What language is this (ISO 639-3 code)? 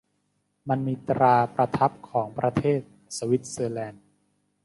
tha